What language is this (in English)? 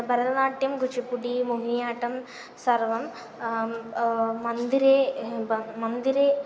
Sanskrit